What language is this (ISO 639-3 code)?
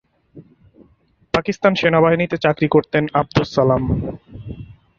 ben